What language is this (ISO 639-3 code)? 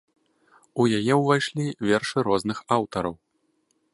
bel